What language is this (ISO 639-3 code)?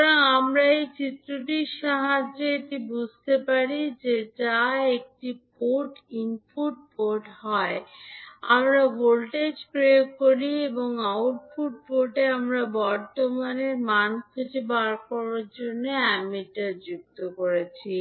ben